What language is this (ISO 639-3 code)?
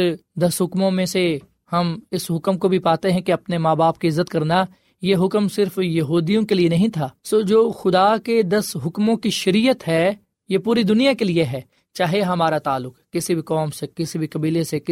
urd